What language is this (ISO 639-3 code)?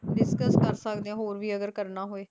pan